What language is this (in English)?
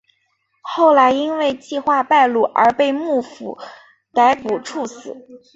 Chinese